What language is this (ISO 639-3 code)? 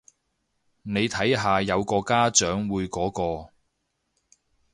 yue